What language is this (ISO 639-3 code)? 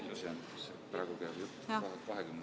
est